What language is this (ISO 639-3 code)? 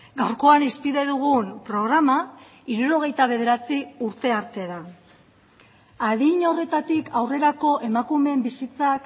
eus